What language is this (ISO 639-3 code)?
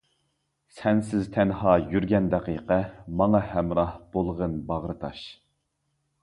uig